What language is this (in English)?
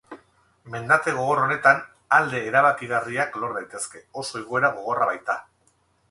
Basque